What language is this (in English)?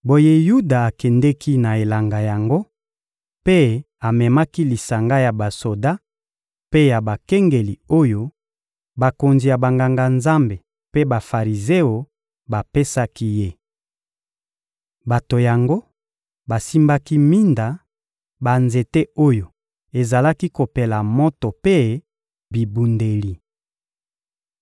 Lingala